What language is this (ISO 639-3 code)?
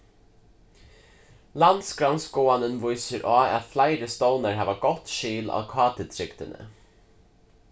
fao